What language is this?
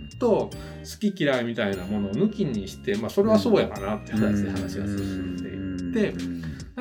Japanese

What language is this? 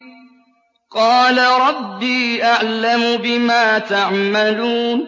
Arabic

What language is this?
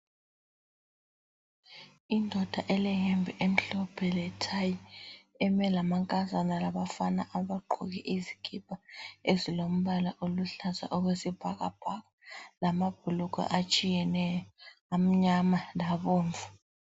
North Ndebele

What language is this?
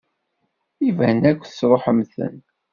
Kabyle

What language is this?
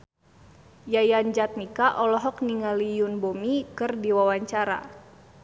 Sundanese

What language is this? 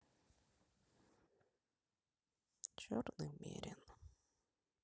Russian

